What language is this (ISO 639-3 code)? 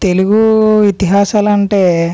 tel